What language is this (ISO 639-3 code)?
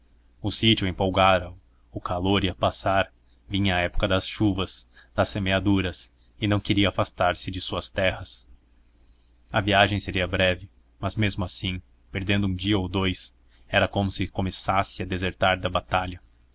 por